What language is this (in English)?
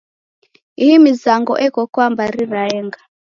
Taita